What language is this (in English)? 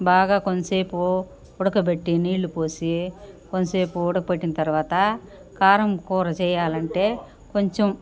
Telugu